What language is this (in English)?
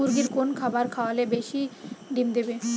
Bangla